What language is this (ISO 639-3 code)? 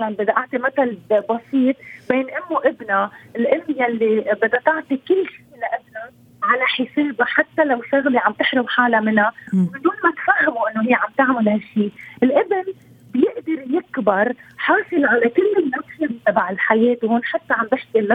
ara